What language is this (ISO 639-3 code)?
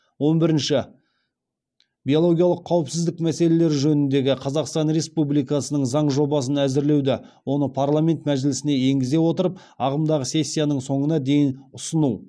kaz